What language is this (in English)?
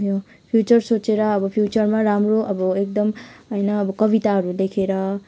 Nepali